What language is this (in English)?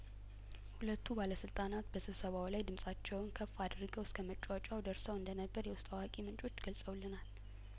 Amharic